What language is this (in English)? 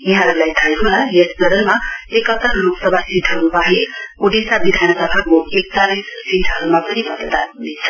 Nepali